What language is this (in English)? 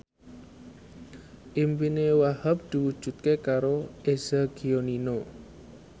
Javanese